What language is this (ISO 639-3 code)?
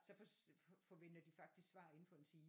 dan